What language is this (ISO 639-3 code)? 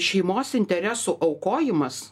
lit